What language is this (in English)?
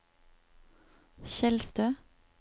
Norwegian